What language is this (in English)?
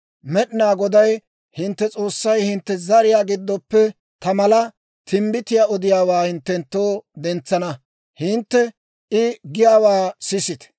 Dawro